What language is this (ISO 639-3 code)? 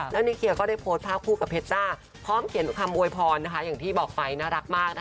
tha